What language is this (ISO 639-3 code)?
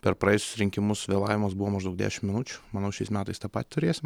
lit